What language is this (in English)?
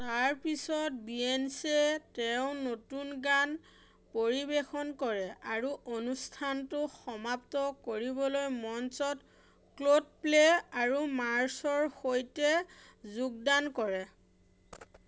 Assamese